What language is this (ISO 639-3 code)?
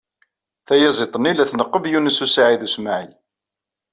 kab